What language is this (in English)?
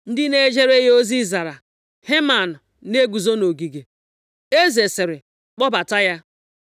Igbo